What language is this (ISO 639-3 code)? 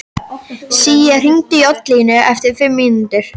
isl